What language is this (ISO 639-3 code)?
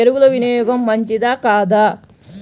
tel